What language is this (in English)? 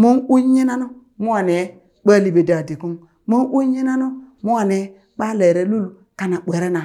Burak